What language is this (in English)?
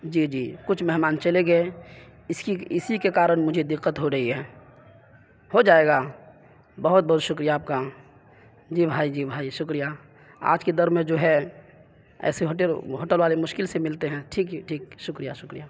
Urdu